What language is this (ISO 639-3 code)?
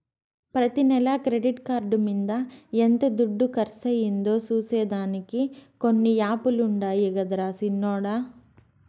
tel